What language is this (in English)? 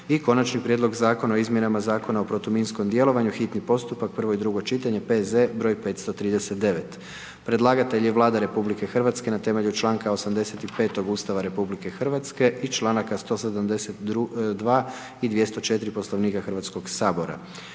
Croatian